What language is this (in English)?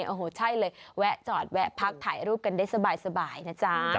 Thai